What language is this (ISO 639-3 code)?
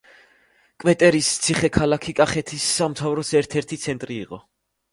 kat